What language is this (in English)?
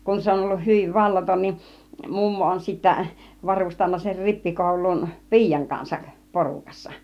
Finnish